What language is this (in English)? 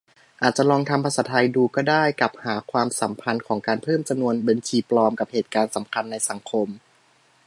Thai